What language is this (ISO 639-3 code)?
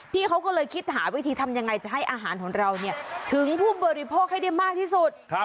tha